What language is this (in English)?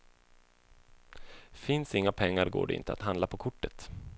Swedish